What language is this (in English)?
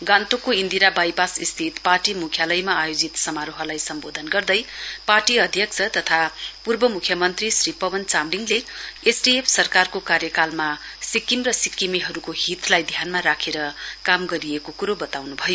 Nepali